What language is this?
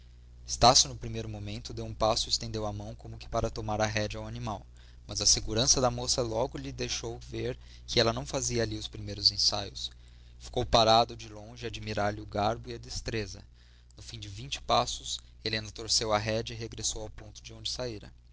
Portuguese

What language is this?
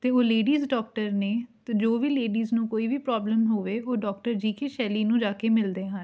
Punjabi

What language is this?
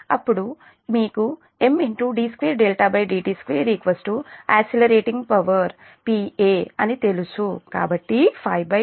Telugu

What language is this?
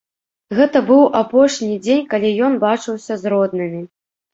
Belarusian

